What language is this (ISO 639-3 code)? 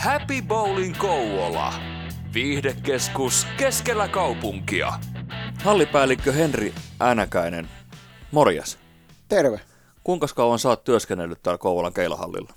fin